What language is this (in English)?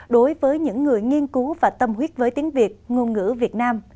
Vietnamese